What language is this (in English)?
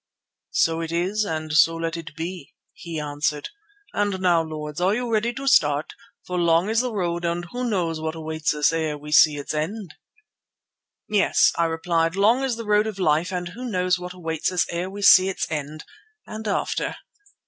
English